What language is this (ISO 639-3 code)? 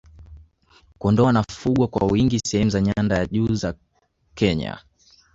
swa